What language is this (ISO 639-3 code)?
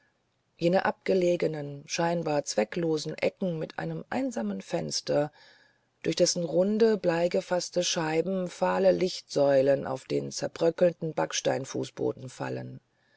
deu